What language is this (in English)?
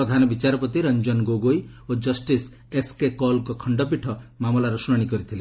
Odia